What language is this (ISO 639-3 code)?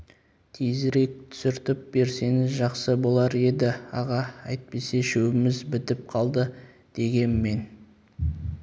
kaz